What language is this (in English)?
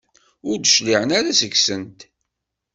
Kabyle